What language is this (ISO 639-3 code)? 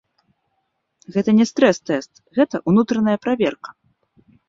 bel